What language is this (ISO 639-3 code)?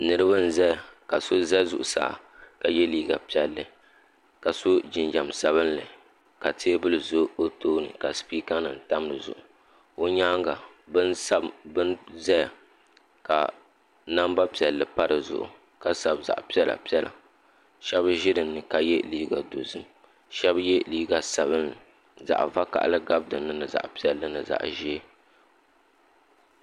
dag